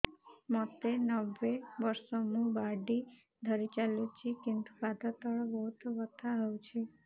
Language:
Odia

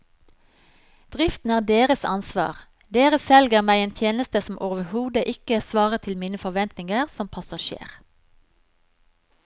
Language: Norwegian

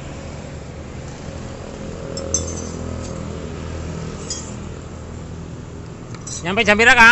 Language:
Indonesian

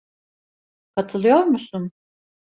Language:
Turkish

